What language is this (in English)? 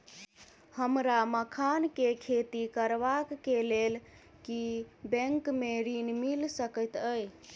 Maithili